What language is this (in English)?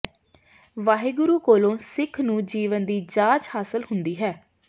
Punjabi